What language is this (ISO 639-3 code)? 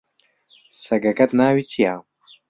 ckb